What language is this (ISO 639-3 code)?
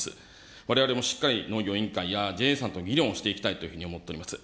jpn